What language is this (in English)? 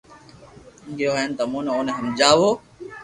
Loarki